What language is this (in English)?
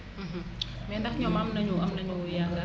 Wolof